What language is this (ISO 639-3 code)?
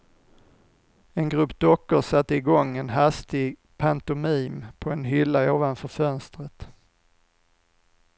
swe